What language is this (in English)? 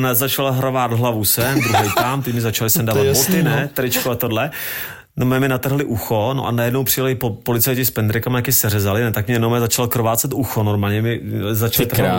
Czech